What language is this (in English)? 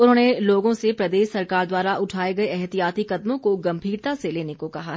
Hindi